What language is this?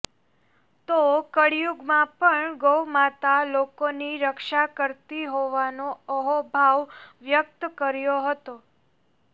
Gujarati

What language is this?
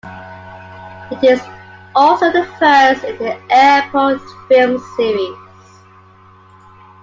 English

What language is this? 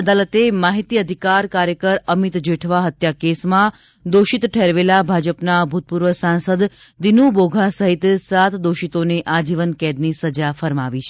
Gujarati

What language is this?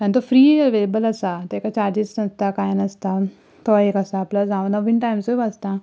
Konkani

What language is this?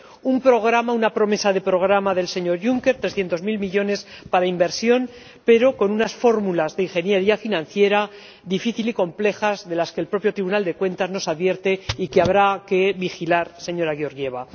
Spanish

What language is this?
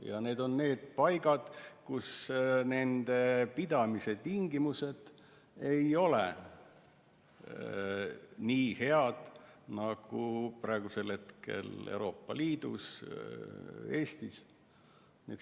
Estonian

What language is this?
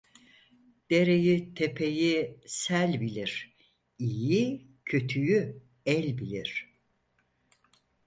Turkish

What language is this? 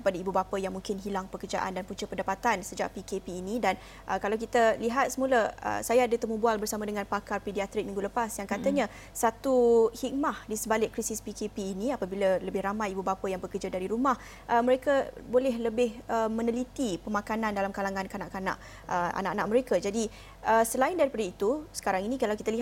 Malay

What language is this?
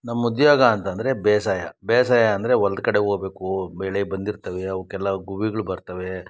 Kannada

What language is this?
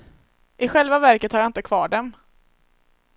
Swedish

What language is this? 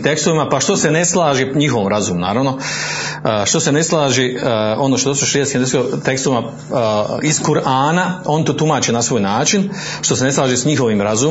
Croatian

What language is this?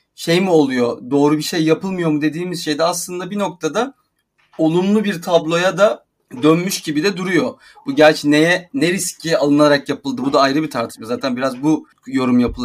Turkish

